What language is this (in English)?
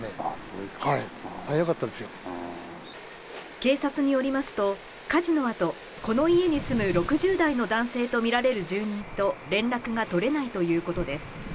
Japanese